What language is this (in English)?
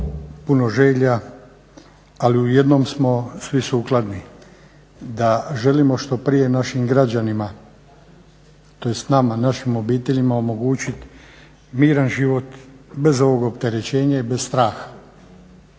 Croatian